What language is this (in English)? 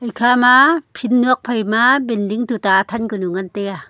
Wancho Naga